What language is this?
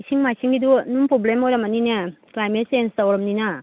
Manipuri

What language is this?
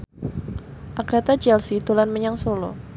Javanese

